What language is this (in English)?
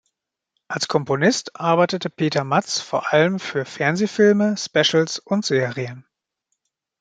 German